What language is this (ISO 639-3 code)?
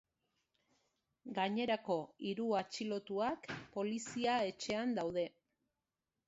eus